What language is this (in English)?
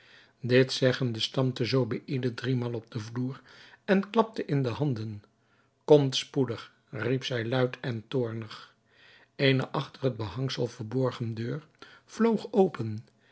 Dutch